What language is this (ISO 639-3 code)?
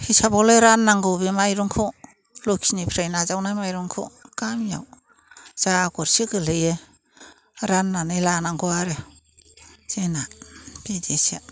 brx